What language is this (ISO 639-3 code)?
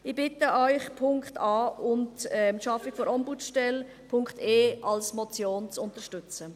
gsw